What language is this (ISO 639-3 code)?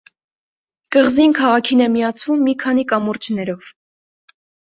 hye